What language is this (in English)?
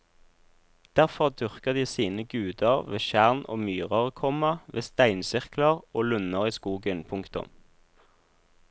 Norwegian